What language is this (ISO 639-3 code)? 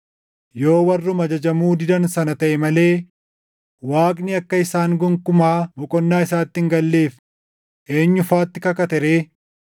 orm